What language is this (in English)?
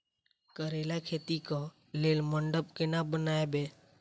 Maithili